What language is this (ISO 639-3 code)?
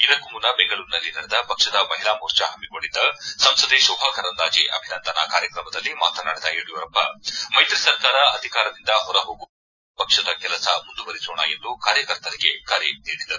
kan